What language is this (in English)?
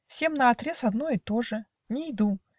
Russian